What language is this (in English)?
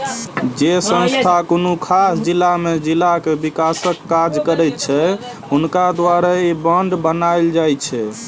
Maithili